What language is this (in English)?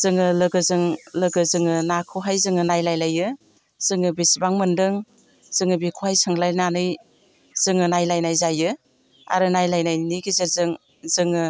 Bodo